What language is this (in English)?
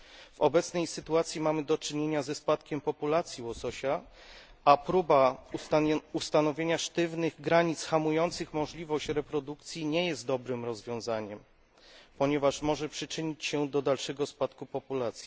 Polish